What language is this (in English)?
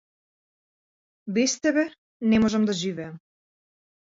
Macedonian